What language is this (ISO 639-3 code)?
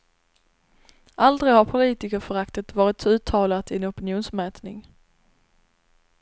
swe